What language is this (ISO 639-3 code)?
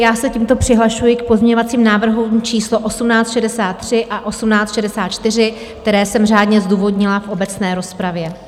ces